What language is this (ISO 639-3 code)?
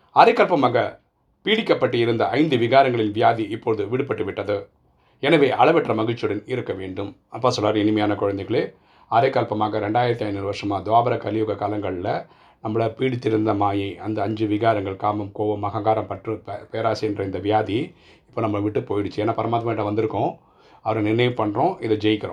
tam